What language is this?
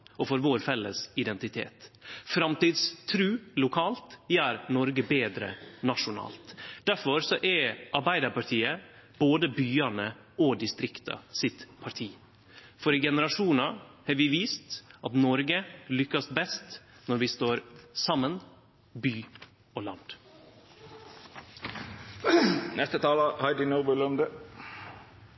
Norwegian Nynorsk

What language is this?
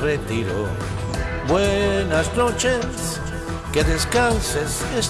Spanish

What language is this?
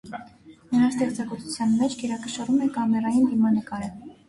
Armenian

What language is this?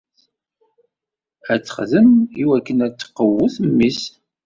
Kabyle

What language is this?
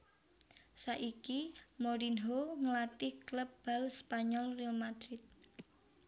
Javanese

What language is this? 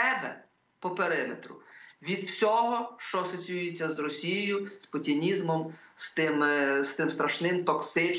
Ukrainian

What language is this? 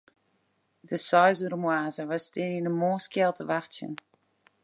Western Frisian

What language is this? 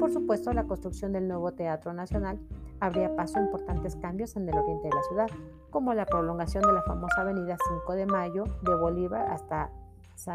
Spanish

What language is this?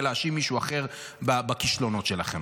Hebrew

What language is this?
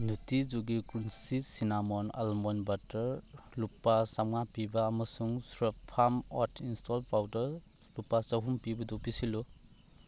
Manipuri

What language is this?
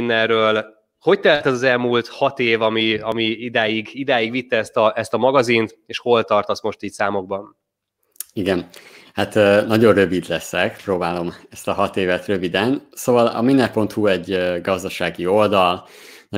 Hungarian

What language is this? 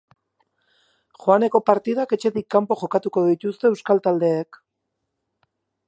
Basque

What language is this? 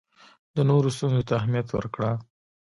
Pashto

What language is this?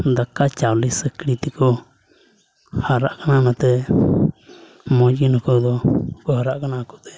Santali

